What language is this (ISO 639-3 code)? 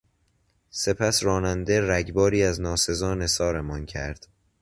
fas